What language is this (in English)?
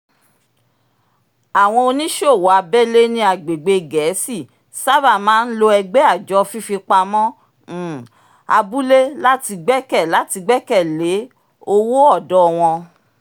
Yoruba